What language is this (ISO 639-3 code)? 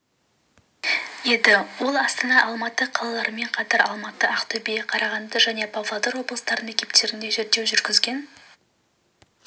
kaz